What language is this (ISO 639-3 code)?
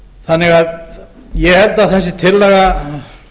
isl